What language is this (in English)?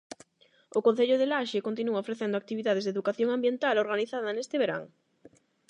Galician